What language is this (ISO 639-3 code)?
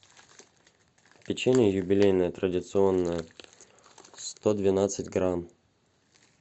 rus